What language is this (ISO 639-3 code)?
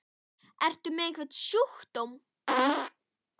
isl